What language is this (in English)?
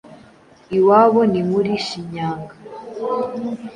Kinyarwanda